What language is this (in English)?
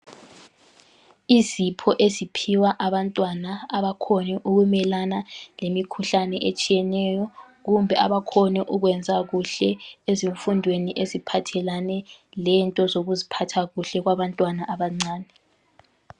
North Ndebele